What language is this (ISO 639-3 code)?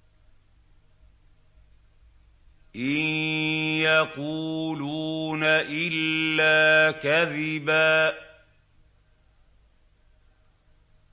ara